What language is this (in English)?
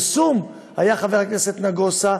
Hebrew